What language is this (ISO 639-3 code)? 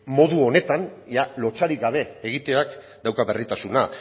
eus